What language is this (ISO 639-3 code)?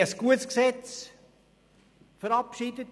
gsw